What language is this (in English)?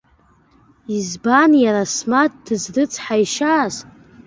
Abkhazian